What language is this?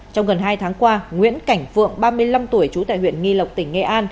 Vietnamese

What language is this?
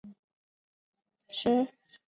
Chinese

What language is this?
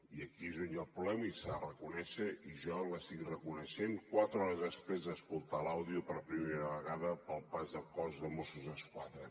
Catalan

